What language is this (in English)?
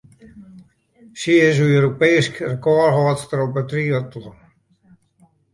Western Frisian